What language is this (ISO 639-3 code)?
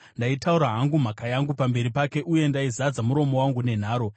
sna